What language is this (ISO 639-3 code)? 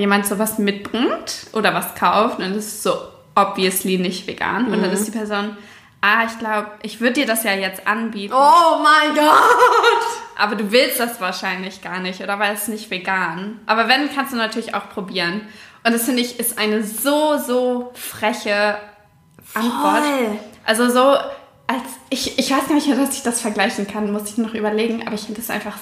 deu